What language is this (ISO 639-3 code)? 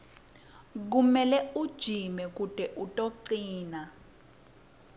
ssw